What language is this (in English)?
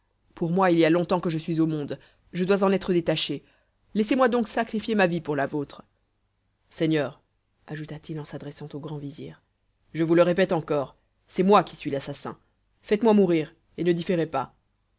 French